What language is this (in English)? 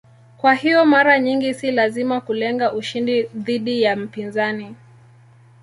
Swahili